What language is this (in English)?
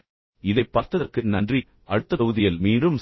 Tamil